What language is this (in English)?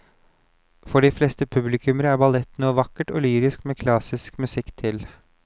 Norwegian